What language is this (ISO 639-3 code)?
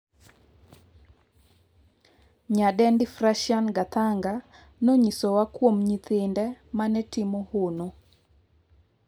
luo